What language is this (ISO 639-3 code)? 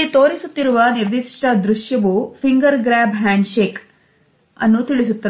kan